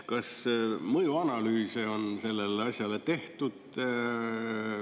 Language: Estonian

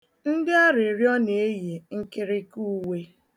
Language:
Igbo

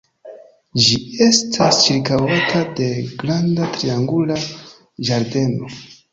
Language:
Esperanto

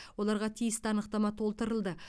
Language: Kazakh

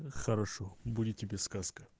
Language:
Russian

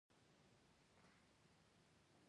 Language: Pashto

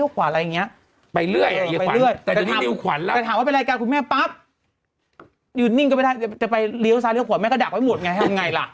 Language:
Thai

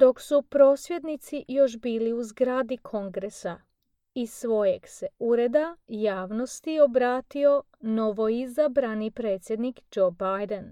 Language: Croatian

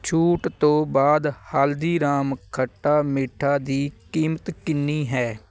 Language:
Punjabi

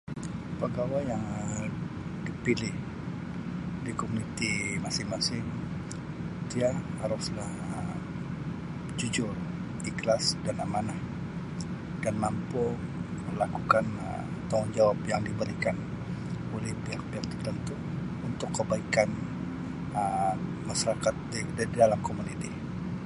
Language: Sabah Malay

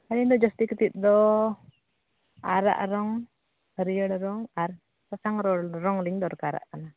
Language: Santali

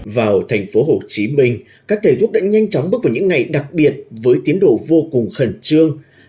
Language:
Vietnamese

